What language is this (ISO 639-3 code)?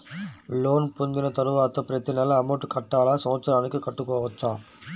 tel